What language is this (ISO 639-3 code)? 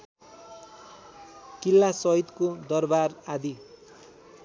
nep